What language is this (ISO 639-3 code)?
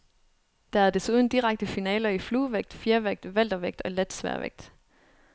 dan